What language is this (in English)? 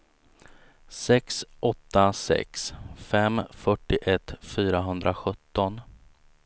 Swedish